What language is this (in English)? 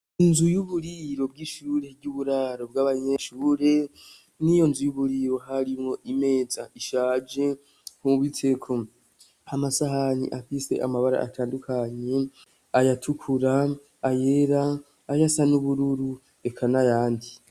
Rundi